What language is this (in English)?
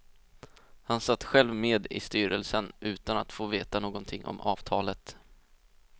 Swedish